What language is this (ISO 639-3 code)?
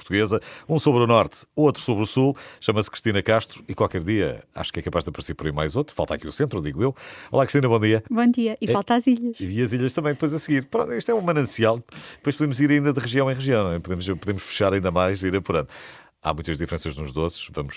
por